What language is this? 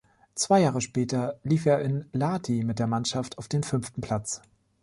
German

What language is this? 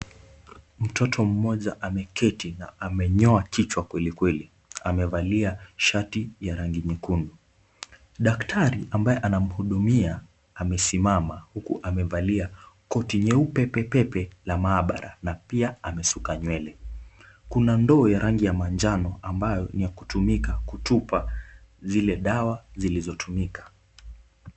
Swahili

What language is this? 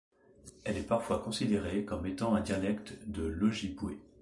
French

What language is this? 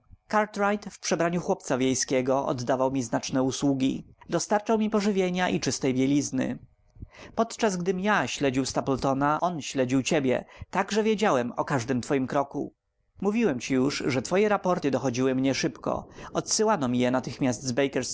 Polish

